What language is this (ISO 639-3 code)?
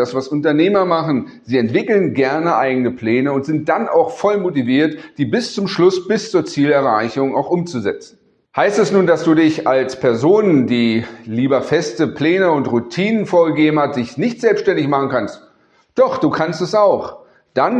deu